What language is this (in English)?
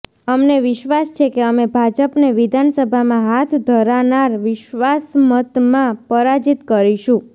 Gujarati